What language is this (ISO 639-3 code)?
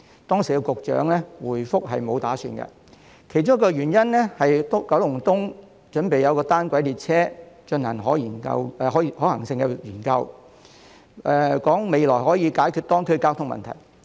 yue